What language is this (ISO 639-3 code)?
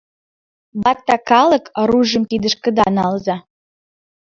chm